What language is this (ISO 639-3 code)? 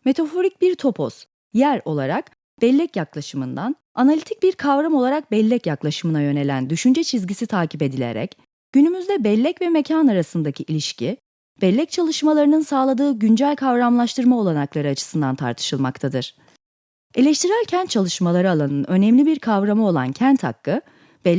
tur